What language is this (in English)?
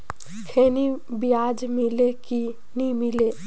Chhattisgarhi